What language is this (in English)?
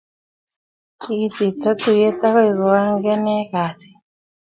Kalenjin